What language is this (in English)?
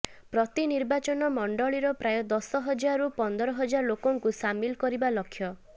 Odia